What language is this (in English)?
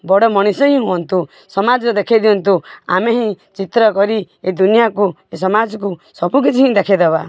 Odia